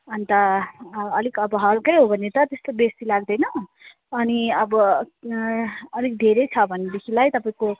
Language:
Nepali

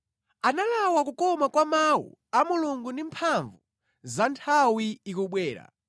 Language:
Nyanja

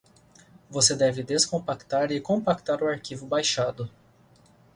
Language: Portuguese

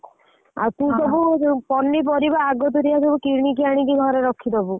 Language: Odia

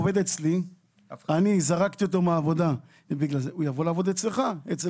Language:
Hebrew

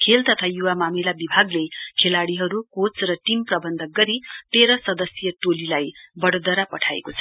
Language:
Nepali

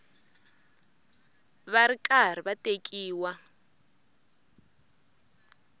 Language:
Tsonga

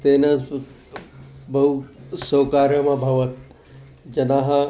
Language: Sanskrit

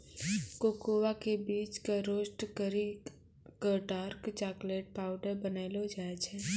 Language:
Maithili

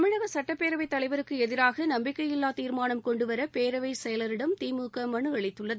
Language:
Tamil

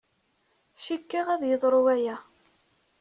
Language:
Kabyle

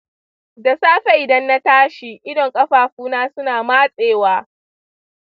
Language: Hausa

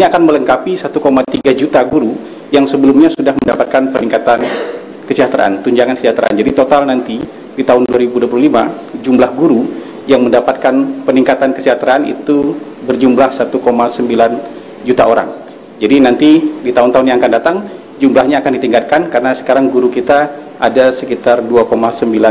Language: Indonesian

